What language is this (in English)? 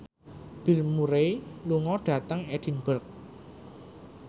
Javanese